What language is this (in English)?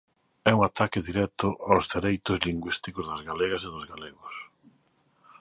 Galician